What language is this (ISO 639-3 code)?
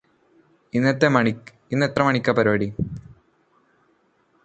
mal